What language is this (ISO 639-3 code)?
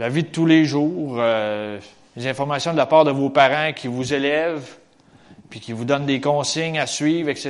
fra